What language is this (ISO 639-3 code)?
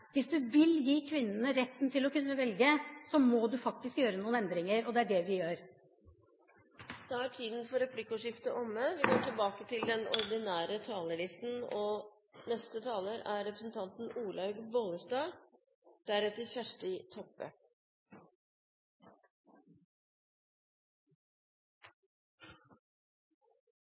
nor